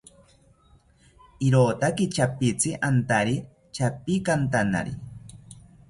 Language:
South Ucayali Ashéninka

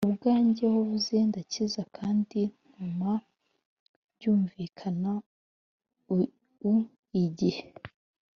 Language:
Kinyarwanda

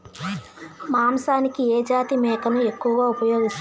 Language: Telugu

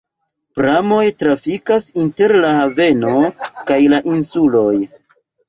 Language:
Esperanto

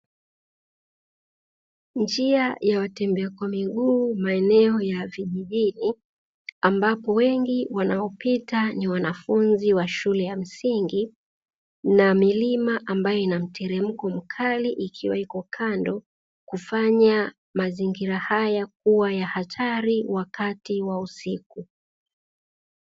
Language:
Swahili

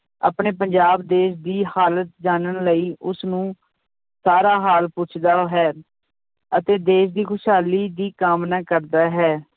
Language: Punjabi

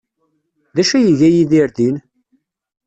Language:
Kabyle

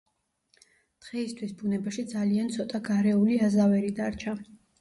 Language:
Georgian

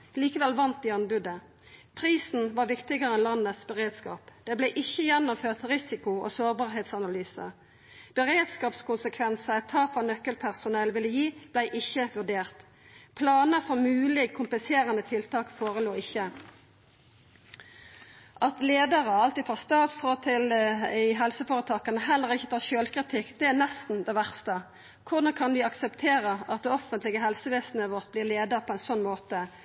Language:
Norwegian Nynorsk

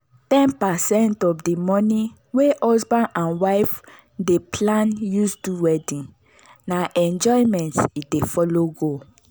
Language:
Nigerian Pidgin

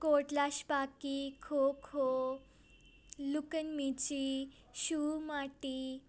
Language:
Punjabi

